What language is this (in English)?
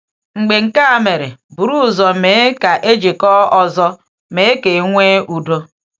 Igbo